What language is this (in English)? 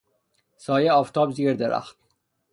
Persian